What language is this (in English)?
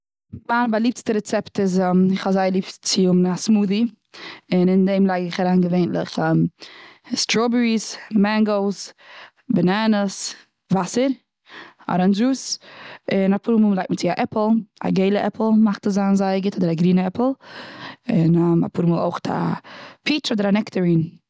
Yiddish